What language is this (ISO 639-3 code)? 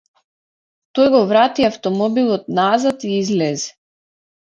mkd